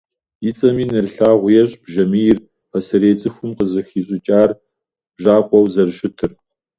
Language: Kabardian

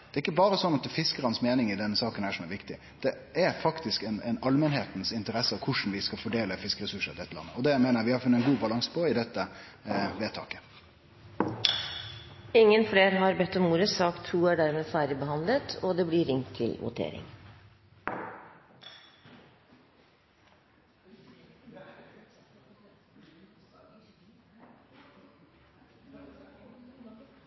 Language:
Norwegian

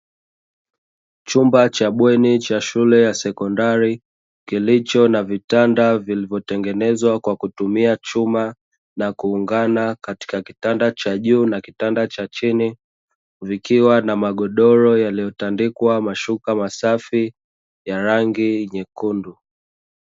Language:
Swahili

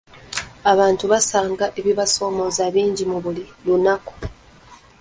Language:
Ganda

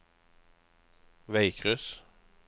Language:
Norwegian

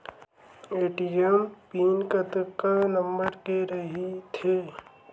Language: Chhattisgarhi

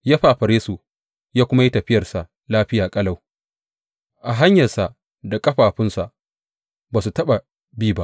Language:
Hausa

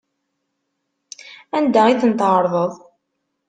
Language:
Kabyle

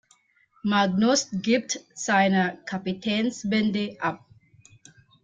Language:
German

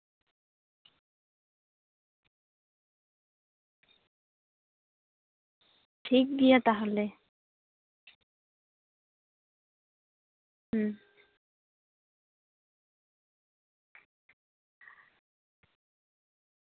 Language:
Santali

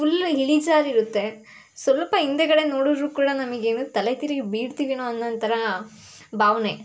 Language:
Kannada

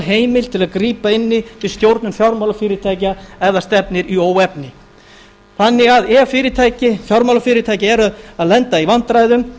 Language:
Icelandic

